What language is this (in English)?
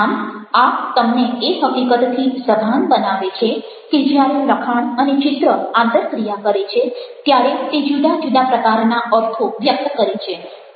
Gujarati